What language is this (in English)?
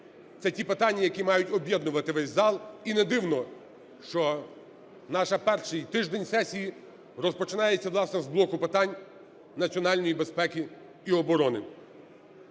Ukrainian